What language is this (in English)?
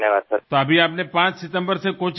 Gujarati